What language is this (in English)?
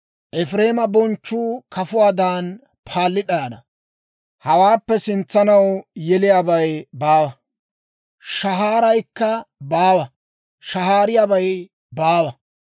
Dawro